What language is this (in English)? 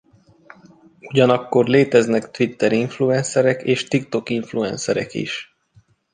Hungarian